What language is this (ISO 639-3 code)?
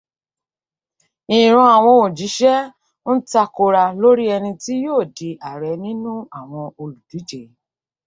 yor